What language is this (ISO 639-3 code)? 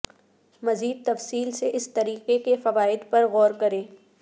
urd